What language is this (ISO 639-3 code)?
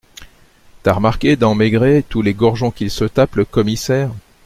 fra